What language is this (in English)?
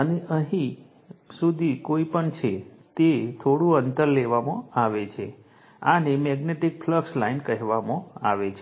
Gujarati